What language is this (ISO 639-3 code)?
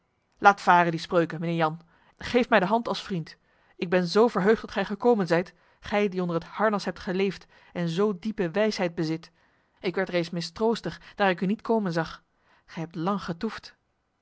nld